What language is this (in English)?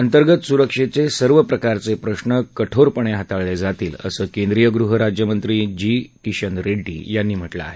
Marathi